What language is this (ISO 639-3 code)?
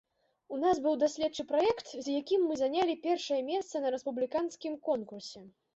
bel